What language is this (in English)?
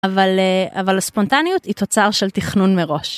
Hebrew